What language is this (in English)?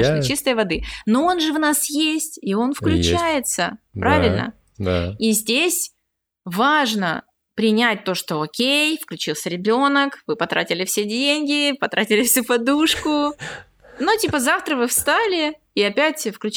Russian